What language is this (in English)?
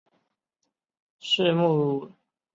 Chinese